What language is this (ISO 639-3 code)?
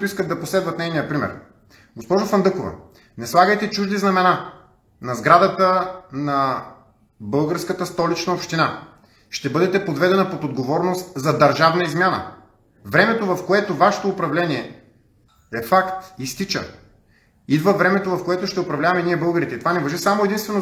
bul